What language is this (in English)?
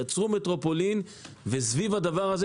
Hebrew